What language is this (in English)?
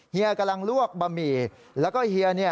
Thai